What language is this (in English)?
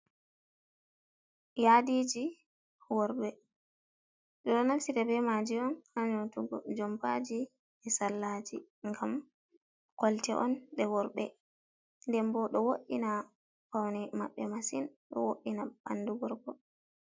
Fula